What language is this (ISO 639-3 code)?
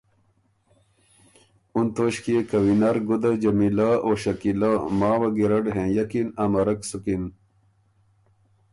oru